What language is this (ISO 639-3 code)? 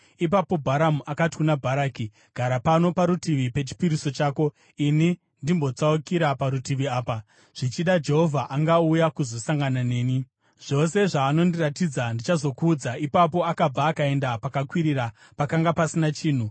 sna